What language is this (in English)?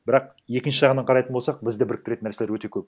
Kazakh